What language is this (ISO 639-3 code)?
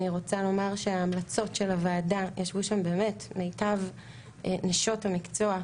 heb